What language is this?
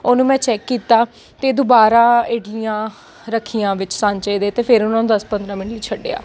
Punjabi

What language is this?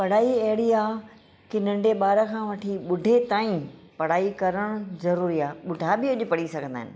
Sindhi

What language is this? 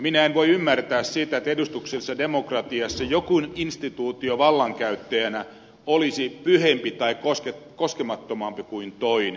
Finnish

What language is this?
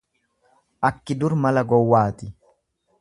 Oromo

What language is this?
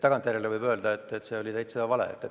Estonian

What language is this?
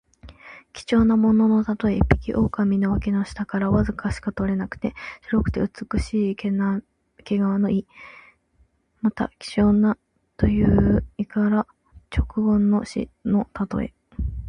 Japanese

